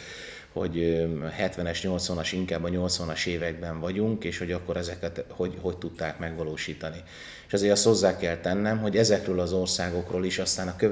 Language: Hungarian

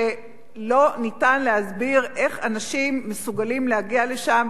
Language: Hebrew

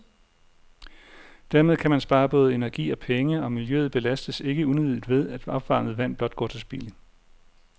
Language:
Danish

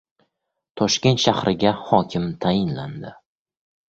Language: Uzbek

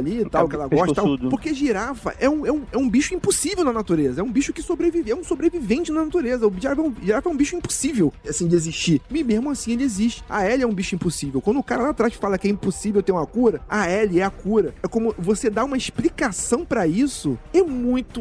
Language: Portuguese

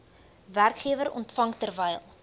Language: Afrikaans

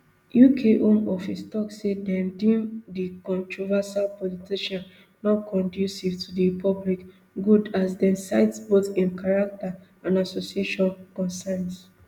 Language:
Nigerian Pidgin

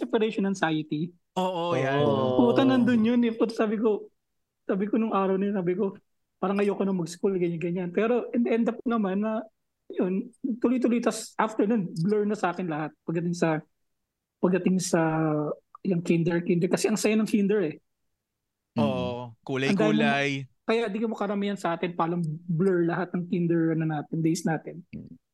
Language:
Filipino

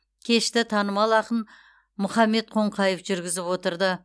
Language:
Kazakh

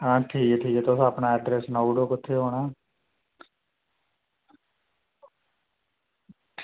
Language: Dogri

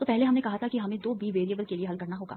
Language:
Hindi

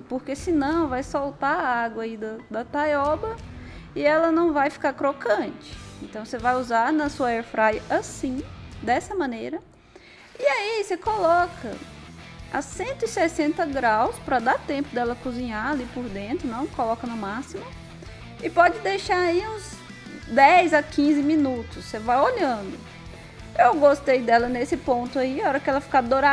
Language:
Portuguese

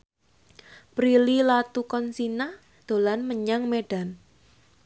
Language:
Javanese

